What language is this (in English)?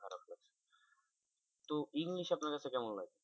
Bangla